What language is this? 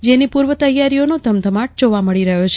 Gujarati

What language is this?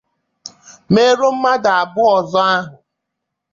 Igbo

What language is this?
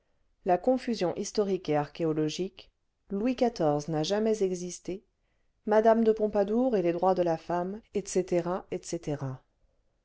French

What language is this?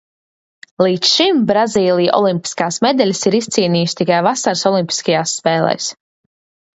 Latvian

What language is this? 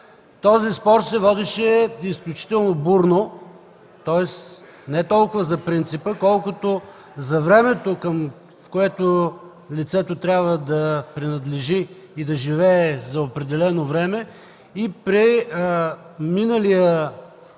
Bulgarian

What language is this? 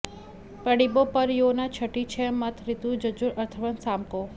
Sanskrit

